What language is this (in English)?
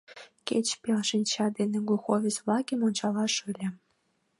Mari